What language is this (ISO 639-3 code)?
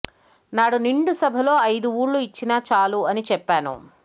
tel